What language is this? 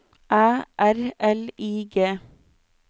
Norwegian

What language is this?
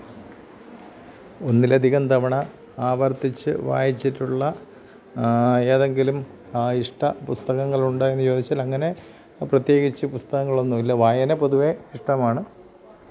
Malayalam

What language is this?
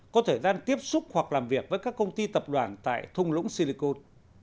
Vietnamese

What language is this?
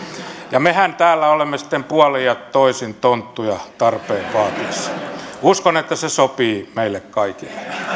Finnish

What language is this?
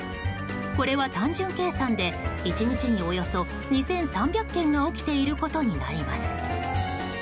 Japanese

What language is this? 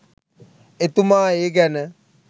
Sinhala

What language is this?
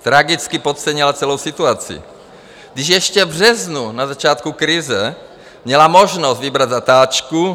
Czech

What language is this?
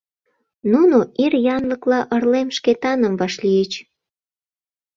Mari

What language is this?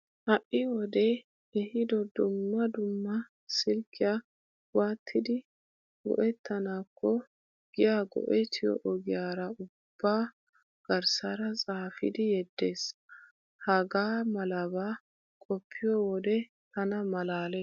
Wolaytta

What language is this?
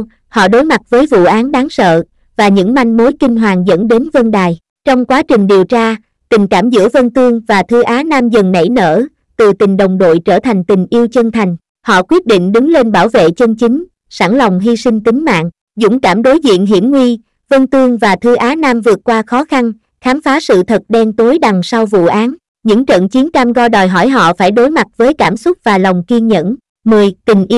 Vietnamese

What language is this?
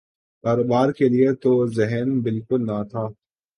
Urdu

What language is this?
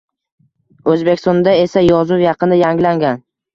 Uzbek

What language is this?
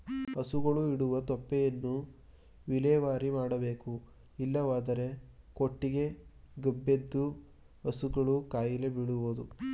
Kannada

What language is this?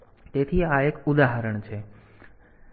Gujarati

